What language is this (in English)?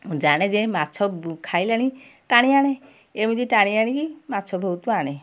Odia